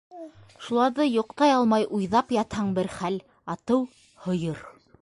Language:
Bashkir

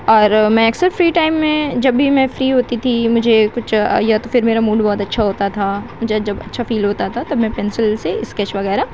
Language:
Urdu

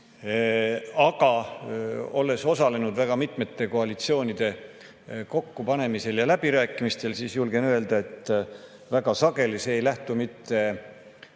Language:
Estonian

